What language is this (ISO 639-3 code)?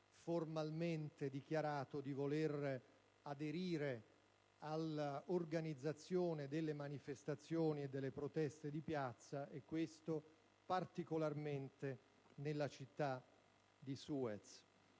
ita